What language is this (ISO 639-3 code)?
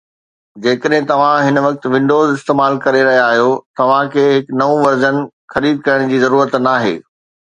snd